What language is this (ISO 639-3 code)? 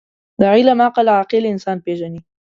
pus